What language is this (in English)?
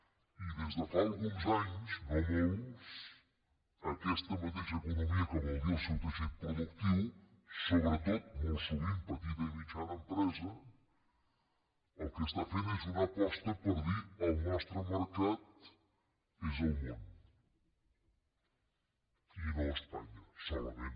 Catalan